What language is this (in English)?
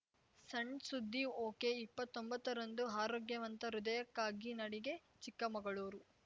Kannada